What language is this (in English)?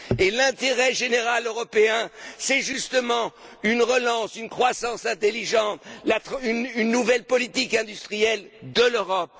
French